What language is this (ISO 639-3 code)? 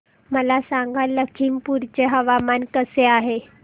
mar